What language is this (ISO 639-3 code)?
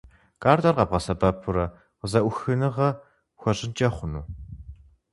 kbd